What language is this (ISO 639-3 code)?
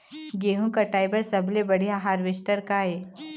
hne